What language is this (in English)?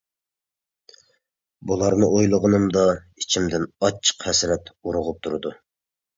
Uyghur